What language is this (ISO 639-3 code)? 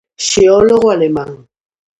glg